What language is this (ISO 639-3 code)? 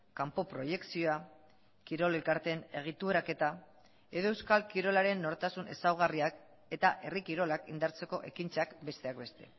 eus